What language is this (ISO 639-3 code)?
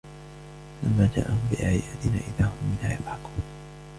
ara